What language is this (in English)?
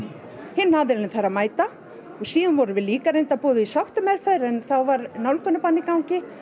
Icelandic